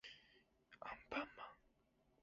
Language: Japanese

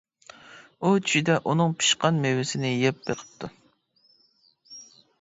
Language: Uyghur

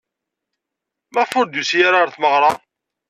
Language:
Kabyle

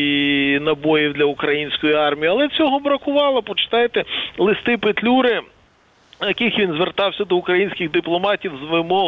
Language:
Ukrainian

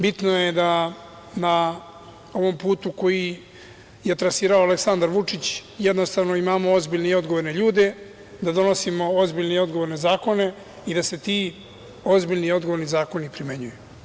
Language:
Serbian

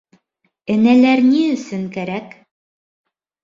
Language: Bashkir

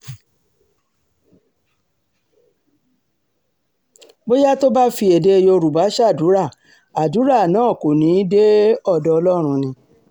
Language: Yoruba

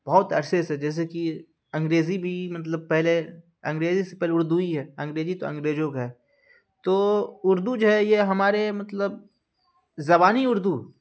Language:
Urdu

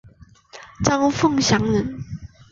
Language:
Chinese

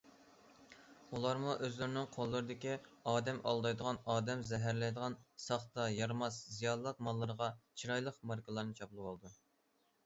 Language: Uyghur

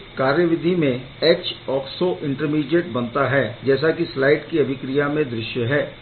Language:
Hindi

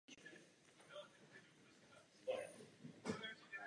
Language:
Czech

